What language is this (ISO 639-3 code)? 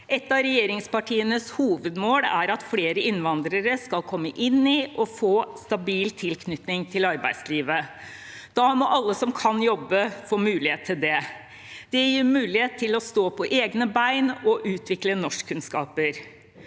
nor